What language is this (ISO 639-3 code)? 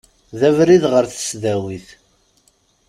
kab